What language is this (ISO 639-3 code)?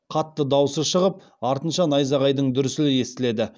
kaz